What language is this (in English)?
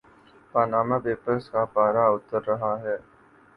Urdu